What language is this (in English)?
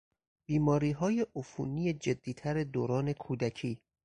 Persian